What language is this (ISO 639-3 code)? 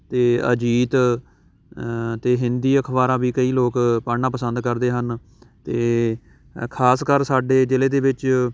pan